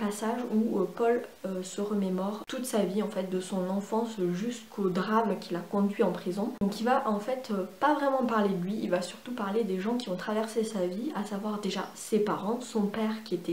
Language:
French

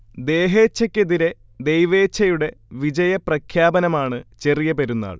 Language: Malayalam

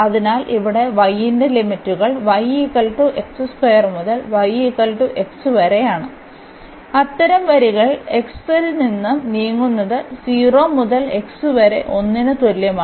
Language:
Malayalam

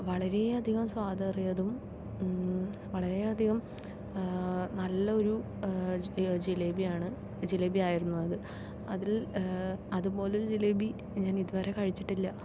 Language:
Malayalam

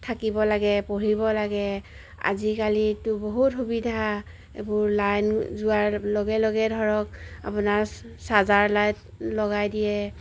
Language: Assamese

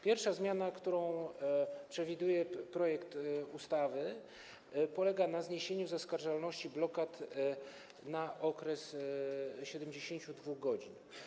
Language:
Polish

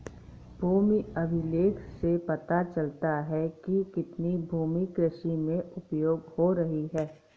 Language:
Hindi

